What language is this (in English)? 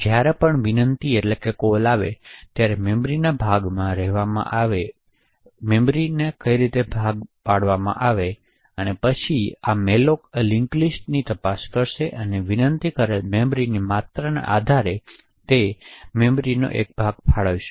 Gujarati